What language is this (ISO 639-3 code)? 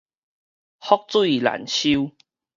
nan